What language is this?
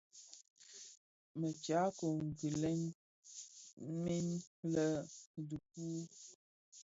Bafia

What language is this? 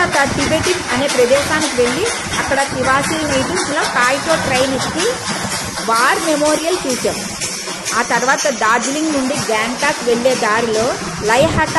Telugu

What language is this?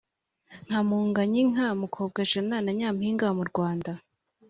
Kinyarwanda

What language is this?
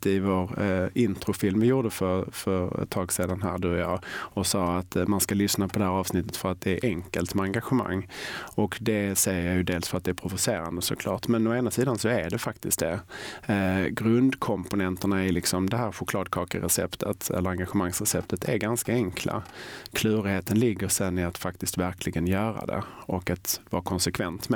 Swedish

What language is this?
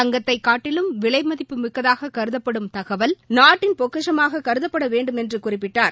Tamil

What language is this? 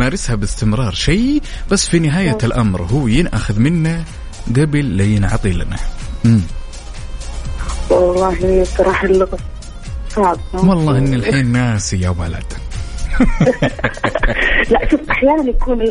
Arabic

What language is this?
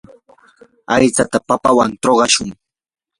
Yanahuanca Pasco Quechua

